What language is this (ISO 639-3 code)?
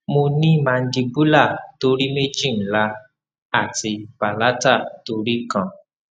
yor